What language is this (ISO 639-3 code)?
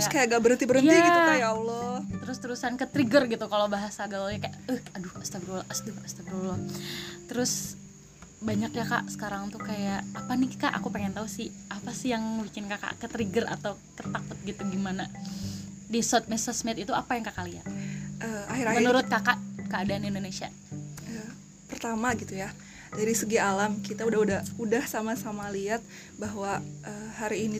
ind